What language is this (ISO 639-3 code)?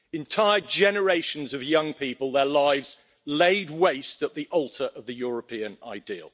eng